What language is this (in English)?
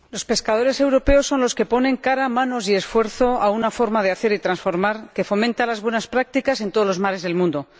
Spanish